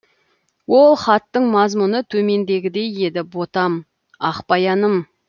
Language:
Kazakh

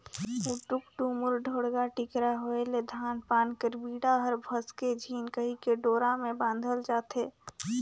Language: Chhattisgarhi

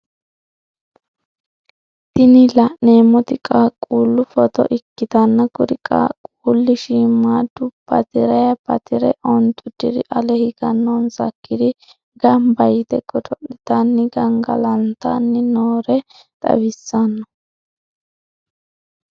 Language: Sidamo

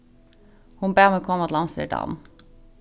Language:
Faroese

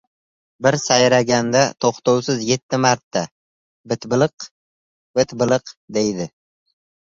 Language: Uzbek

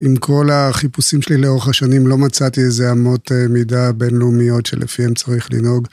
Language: Hebrew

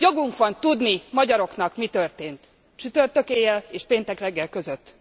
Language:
Hungarian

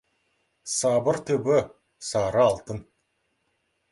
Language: Kazakh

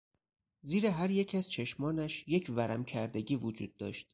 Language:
Persian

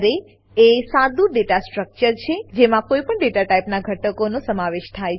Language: Gujarati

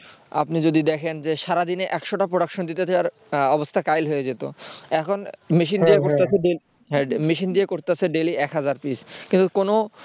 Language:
Bangla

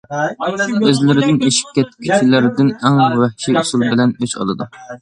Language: Uyghur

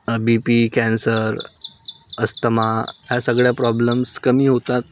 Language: Marathi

